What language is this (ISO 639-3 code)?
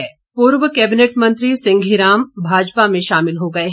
hin